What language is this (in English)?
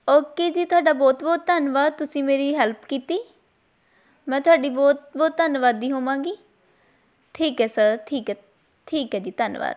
Punjabi